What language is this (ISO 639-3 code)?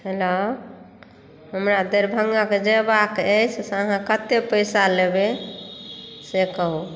mai